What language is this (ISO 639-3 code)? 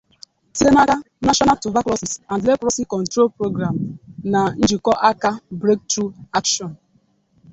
ibo